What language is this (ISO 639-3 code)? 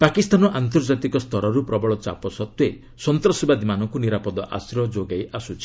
ori